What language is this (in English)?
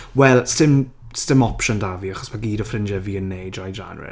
Welsh